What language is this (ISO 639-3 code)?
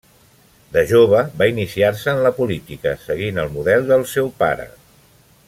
cat